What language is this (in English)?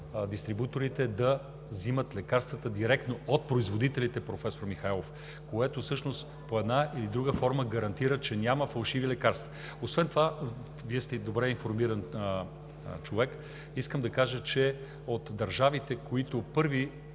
Bulgarian